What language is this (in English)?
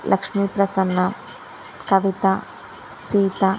Telugu